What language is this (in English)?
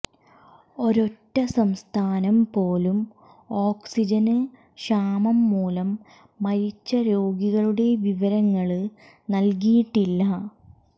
Malayalam